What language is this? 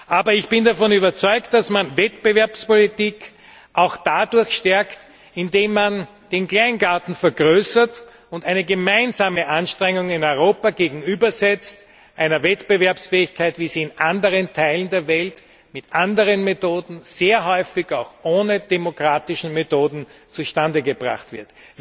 German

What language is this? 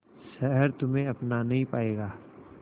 Hindi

